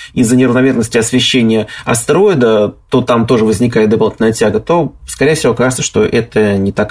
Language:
Russian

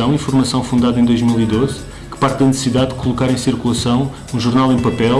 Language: Portuguese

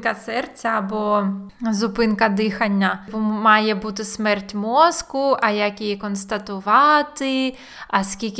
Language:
Ukrainian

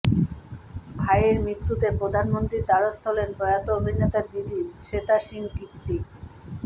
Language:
Bangla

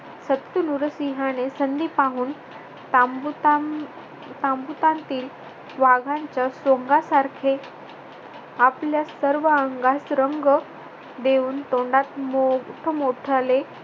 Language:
Marathi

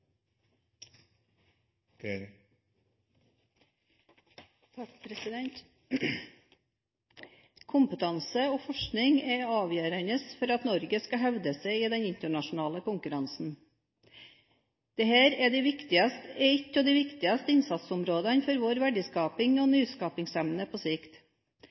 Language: Norwegian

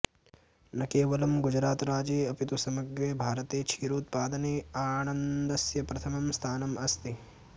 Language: Sanskrit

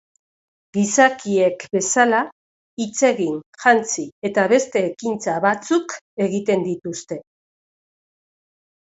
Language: Basque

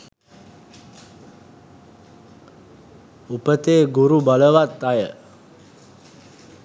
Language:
Sinhala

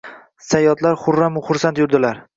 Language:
Uzbek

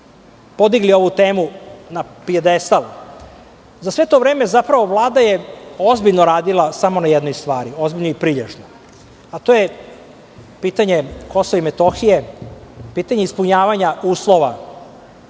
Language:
Serbian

